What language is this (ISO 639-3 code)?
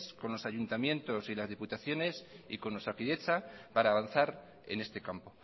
spa